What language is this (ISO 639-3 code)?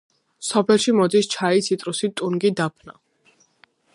kat